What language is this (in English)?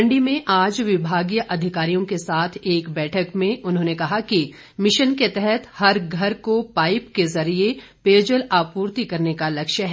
Hindi